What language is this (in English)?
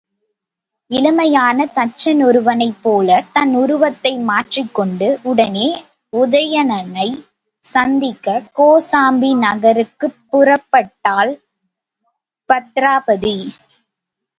Tamil